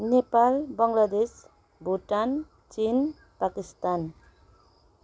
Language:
Nepali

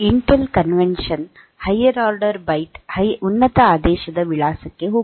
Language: Kannada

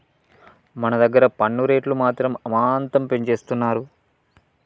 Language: Telugu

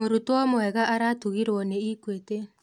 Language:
Kikuyu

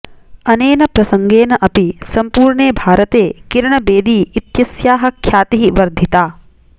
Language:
Sanskrit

